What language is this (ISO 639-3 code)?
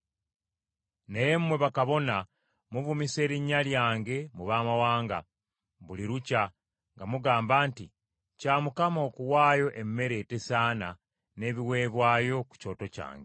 lug